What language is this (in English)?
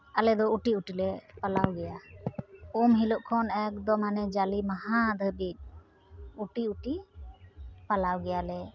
Santali